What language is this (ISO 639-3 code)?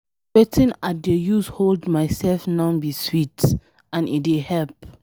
pcm